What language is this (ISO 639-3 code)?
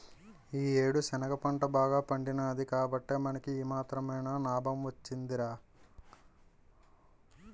tel